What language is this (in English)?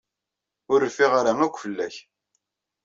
Kabyle